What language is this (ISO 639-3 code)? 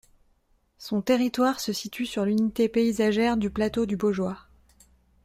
fra